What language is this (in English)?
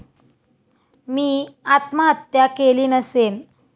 Marathi